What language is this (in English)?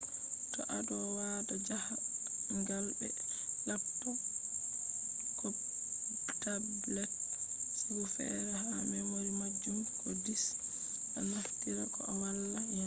Fula